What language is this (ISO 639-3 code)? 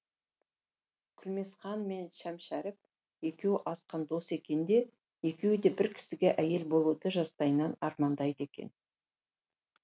kaz